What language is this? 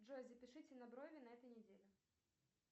Russian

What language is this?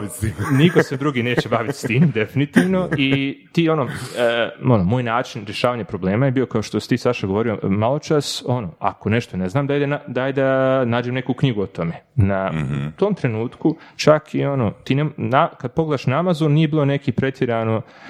Croatian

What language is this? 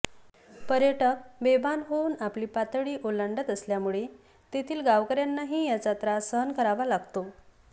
Marathi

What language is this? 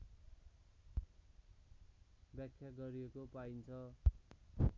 Nepali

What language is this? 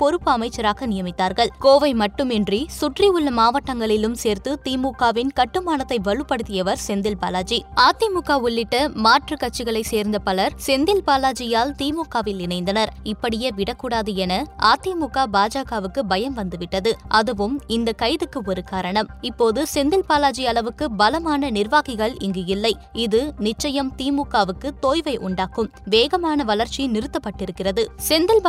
Tamil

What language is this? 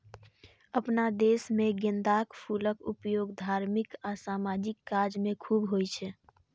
Maithili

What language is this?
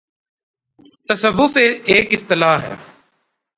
Urdu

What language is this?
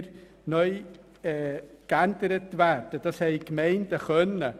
Swiss German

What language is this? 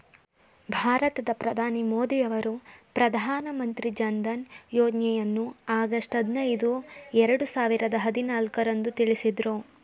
Kannada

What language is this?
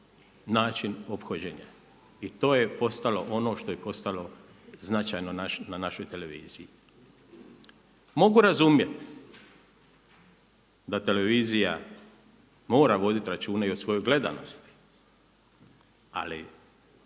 Croatian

